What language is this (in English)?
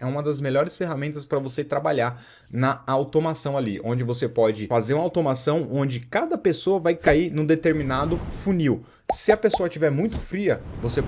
Portuguese